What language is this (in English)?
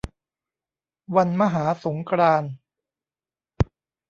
Thai